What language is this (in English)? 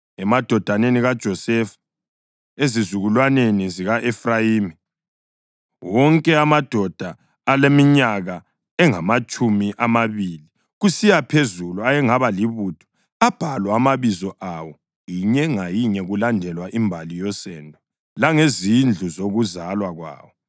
North Ndebele